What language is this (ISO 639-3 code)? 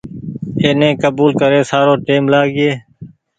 gig